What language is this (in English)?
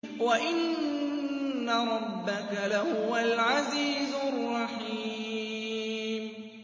Arabic